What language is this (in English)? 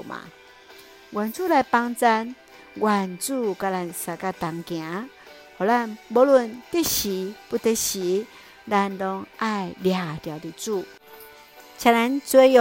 Chinese